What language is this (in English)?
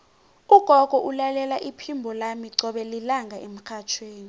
South Ndebele